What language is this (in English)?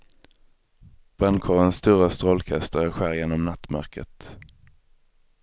Swedish